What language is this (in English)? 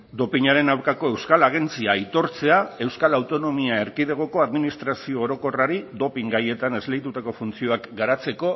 Basque